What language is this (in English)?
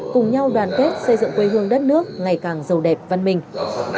Vietnamese